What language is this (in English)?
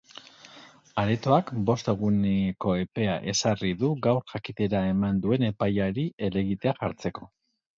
Basque